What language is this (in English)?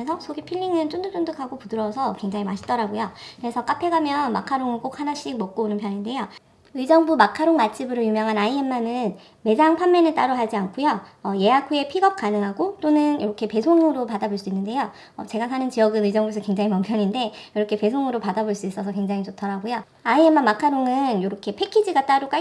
Korean